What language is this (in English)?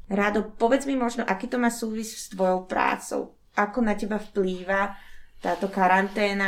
Slovak